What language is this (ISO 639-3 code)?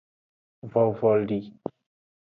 ajg